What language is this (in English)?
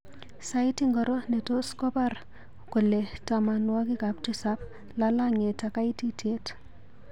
Kalenjin